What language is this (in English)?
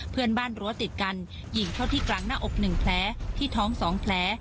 Thai